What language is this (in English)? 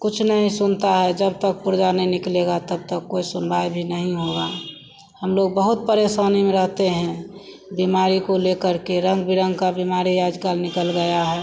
Hindi